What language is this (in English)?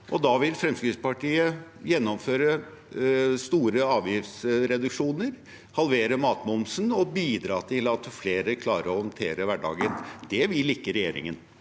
Norwegian